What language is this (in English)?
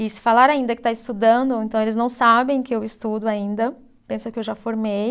Portuguese